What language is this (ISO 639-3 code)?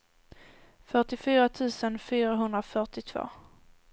swe